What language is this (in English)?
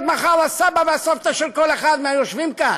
Hebrew